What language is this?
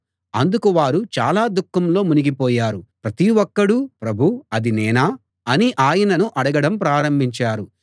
Telugu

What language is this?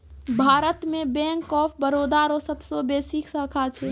Maithili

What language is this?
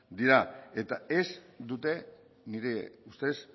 Basque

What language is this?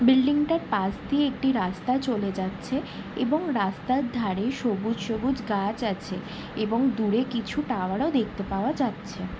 Bangla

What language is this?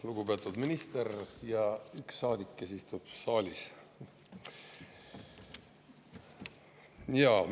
Estonian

